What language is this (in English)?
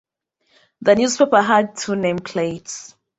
English